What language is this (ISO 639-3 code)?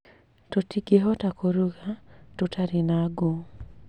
kik